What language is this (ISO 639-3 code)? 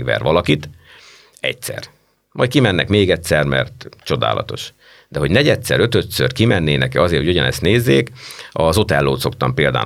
hun